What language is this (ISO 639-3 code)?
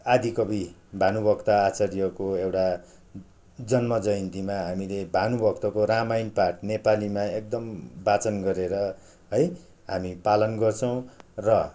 nep